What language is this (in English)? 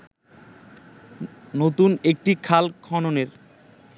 Bangla